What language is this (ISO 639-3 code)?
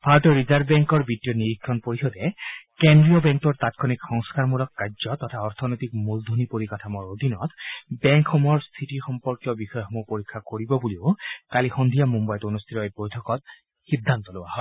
asm